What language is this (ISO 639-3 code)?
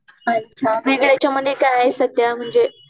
mar